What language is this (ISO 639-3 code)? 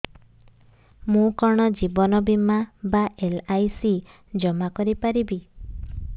ori